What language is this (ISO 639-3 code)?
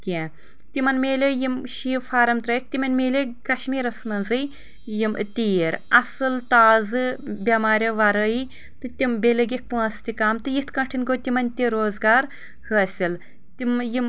kas